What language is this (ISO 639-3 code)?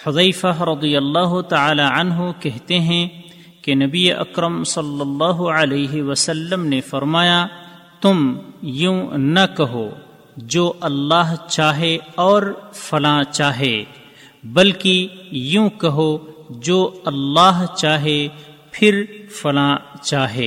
urd